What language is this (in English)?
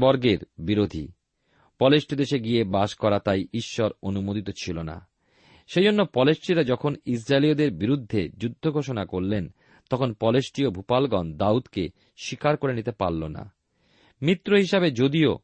Bangla